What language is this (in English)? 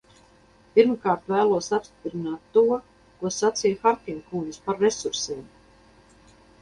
Latvian